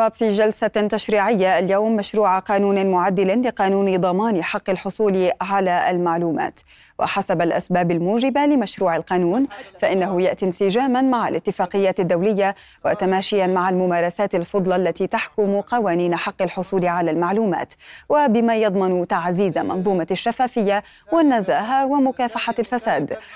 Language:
Arabic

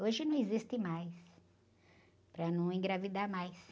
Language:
Portuguese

